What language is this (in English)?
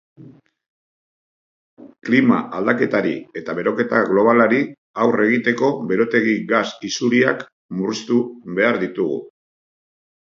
Basque